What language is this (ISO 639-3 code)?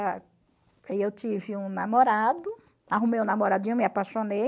por